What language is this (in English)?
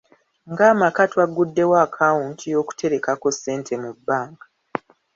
Ganda